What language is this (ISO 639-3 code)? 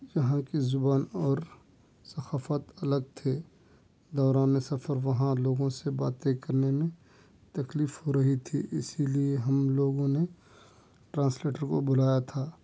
urd